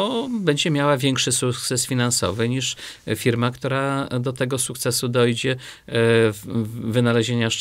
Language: Polish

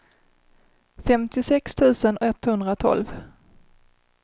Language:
Swedish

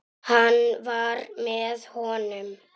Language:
Icelandic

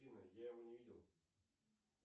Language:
Russian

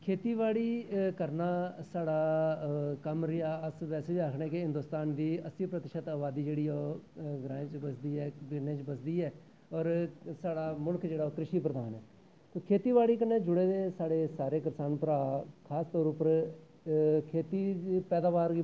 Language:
Dogri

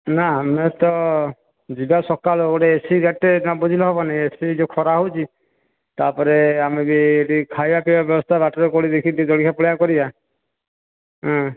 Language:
Odia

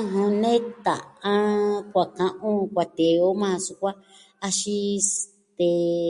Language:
Southwestern Tlaxiaco Mixtec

